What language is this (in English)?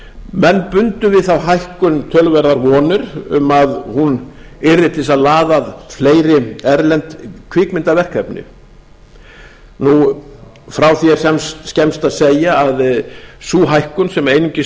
Icelandic